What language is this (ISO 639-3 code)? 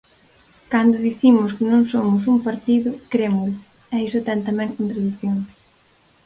glg